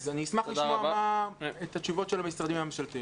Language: Hebrew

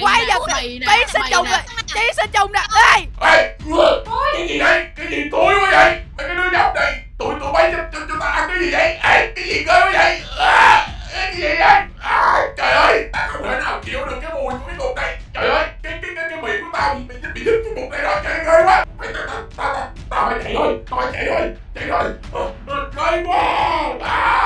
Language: Vietnamese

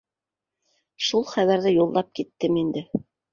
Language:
Bashkir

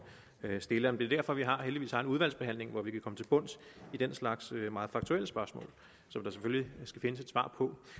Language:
Danish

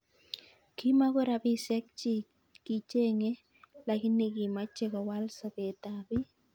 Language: Kalenjin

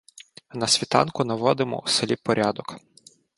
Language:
Ukrainian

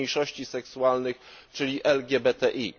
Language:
Polish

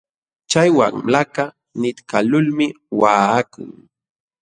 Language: Jauja Wanca Quechua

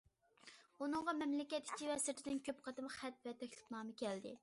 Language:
Uyghur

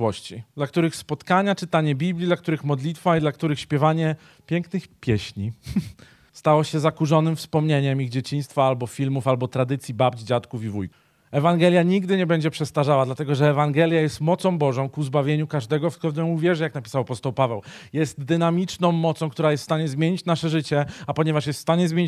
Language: Polish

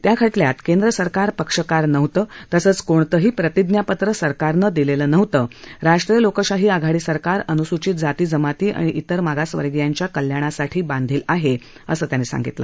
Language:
Marathi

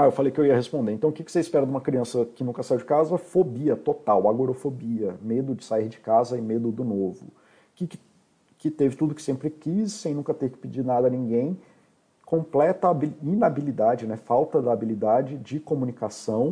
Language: Portuguese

